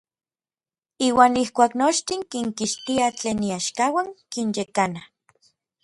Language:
Orizaba Nahuatl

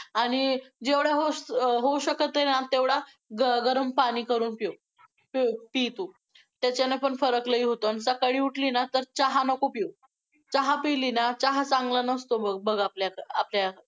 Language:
Marathi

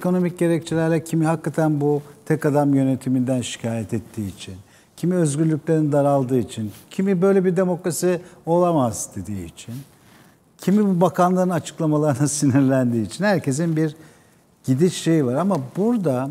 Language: Turkish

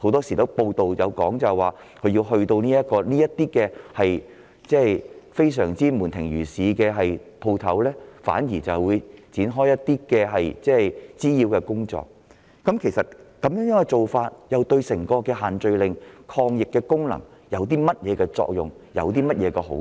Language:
Cantonese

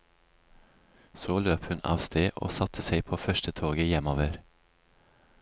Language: Norwegian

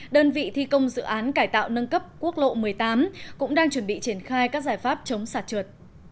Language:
Vietnamese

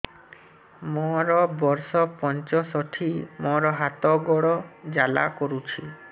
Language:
Odia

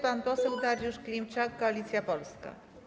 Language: Polish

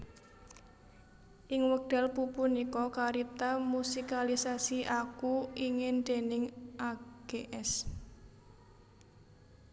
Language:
Javanese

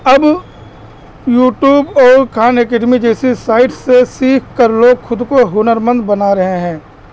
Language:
Urdu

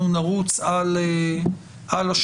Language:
Hebrew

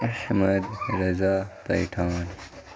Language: Urdu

